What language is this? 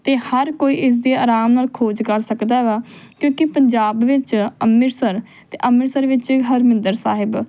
Punjabi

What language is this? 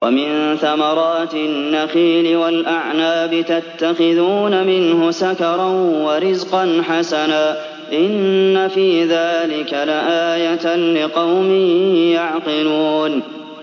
Arabic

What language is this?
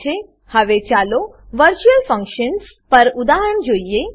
Gujarati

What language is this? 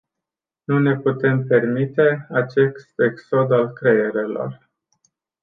Romanian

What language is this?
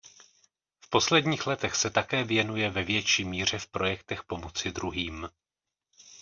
Czech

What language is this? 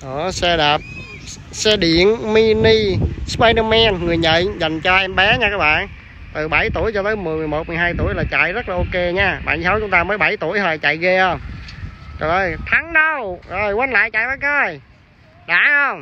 Vietnamese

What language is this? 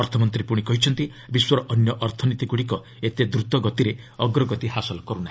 Odia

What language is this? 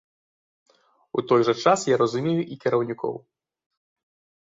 Belarusian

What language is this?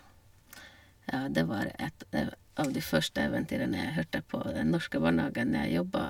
Norwegian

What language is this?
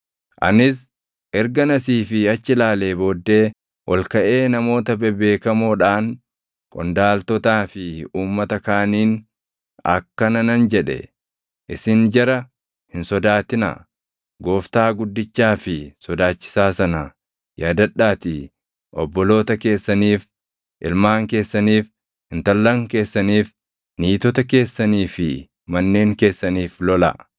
Oromo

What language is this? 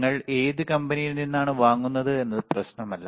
Malayalam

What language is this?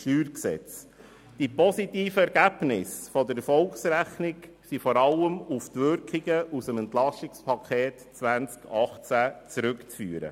Swiss German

